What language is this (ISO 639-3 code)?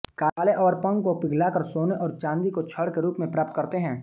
hin